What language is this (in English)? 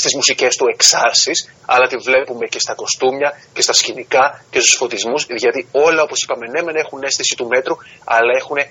Greek